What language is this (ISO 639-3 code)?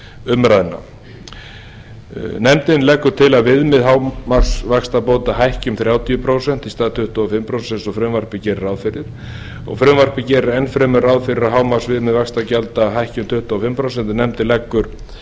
isl